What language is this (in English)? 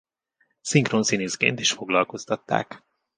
Hungarian